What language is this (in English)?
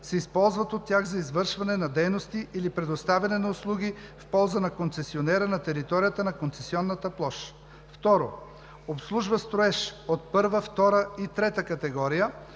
Bulgarian